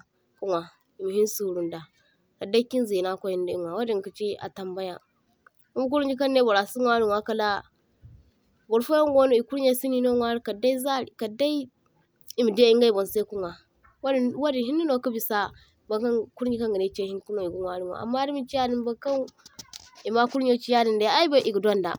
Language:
Zarma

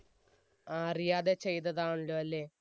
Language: Malayalam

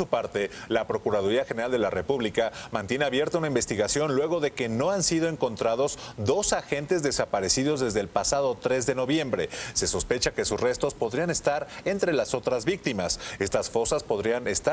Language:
Spanish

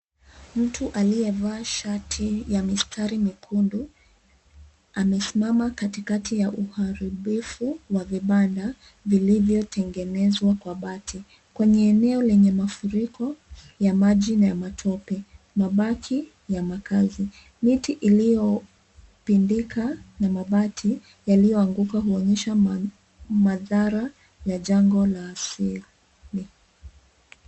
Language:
Swahili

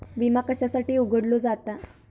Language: Marathi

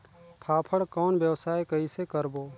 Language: Chhattisgarhi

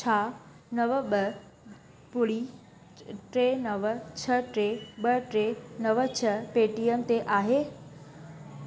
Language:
Sindhi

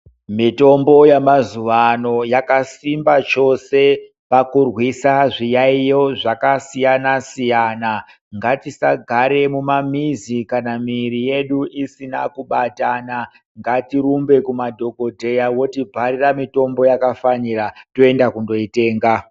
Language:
Ndau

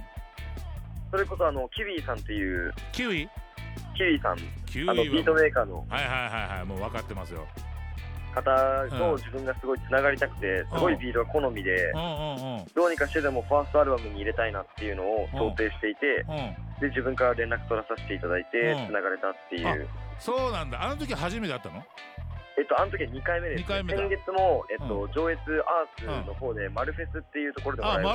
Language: Japanese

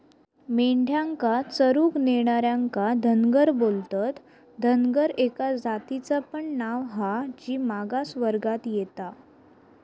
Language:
Marathi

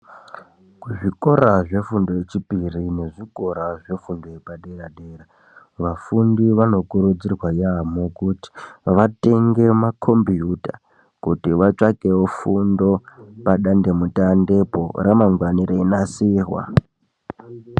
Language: Ndau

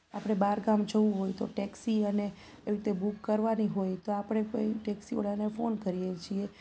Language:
Gujarati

